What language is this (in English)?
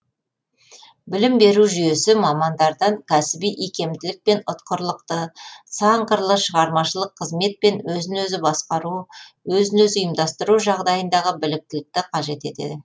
Kazakh